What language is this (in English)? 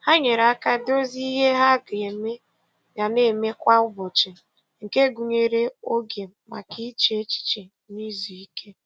Igbo